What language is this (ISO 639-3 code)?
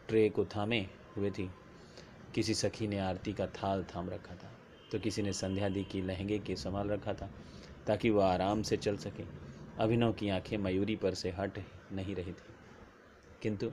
hin